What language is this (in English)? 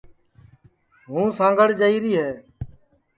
Sansi